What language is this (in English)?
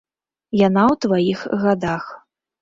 Belarusian